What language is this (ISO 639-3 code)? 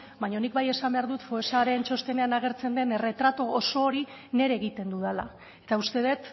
eus